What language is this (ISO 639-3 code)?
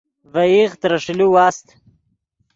ydg